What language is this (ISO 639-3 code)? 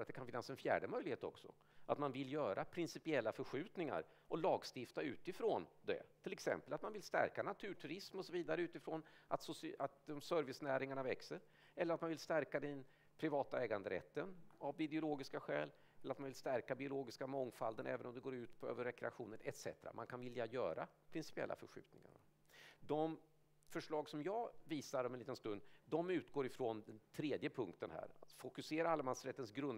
swe